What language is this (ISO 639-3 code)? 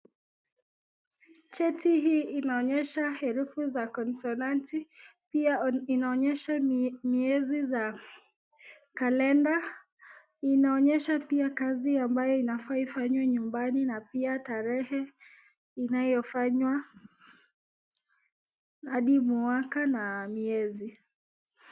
swa